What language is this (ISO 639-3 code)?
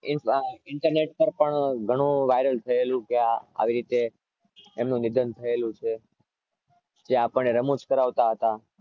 guj